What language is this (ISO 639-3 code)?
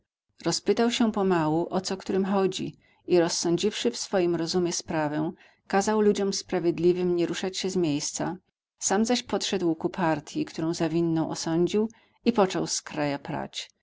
pol